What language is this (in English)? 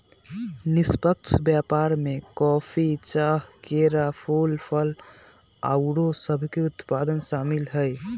Magahi